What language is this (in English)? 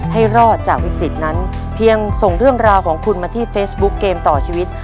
Thai